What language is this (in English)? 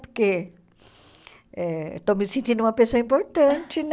Portuguese